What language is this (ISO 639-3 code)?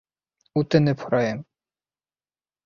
bak